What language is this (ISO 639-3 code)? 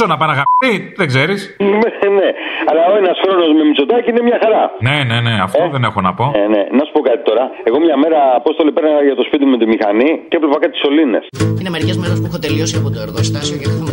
ell